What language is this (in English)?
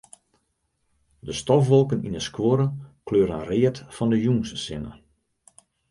Western Frisian